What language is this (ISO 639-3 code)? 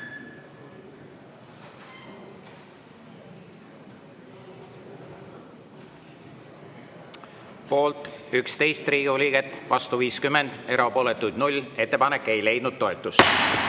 est